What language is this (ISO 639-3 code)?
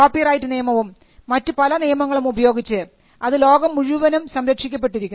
mal